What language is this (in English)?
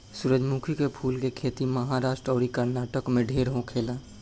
Bhojpuri